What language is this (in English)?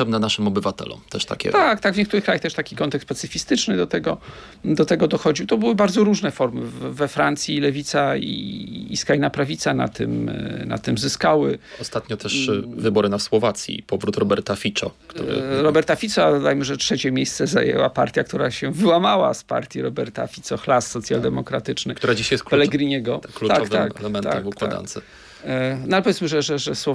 Polish